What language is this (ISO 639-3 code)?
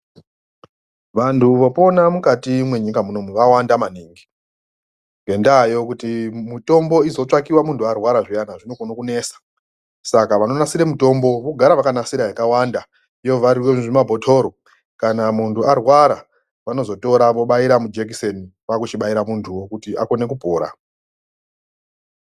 ndc